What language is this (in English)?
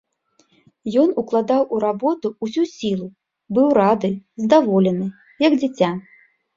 Belarusian